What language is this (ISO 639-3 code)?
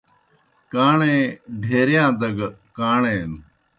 plk